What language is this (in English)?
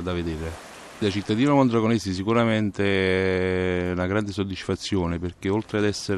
Italian